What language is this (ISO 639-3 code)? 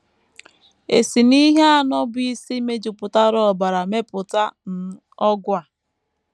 ibo